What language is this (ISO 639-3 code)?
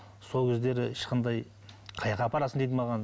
kaz